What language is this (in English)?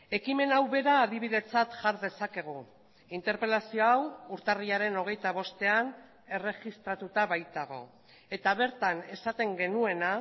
Basque